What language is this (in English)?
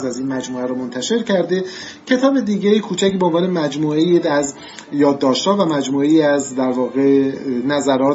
Persian